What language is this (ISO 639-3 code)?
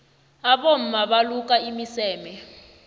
nbl